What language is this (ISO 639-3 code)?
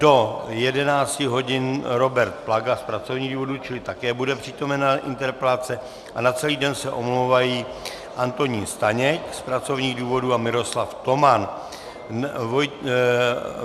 ces